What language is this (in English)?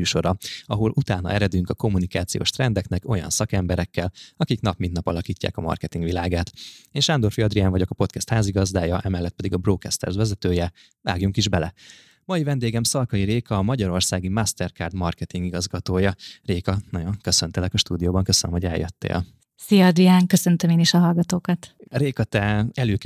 Hungarian